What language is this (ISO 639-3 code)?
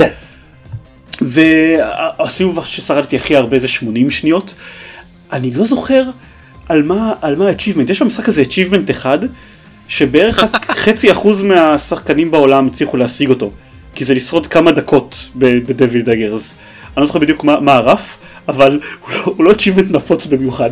heb